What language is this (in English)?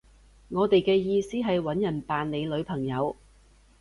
Cantonese